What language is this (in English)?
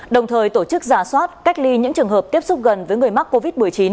Vietnamese